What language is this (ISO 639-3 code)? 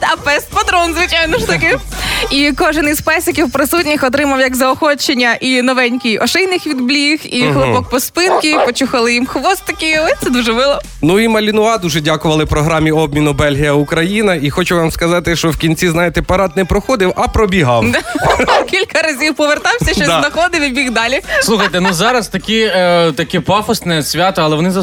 ukr